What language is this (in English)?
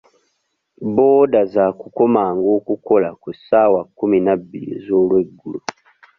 Ganda